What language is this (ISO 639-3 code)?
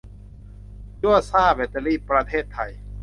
tha